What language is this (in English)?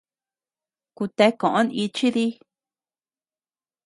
Tepeuxila Cuicatec